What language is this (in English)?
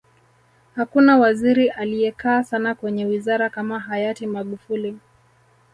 Swahili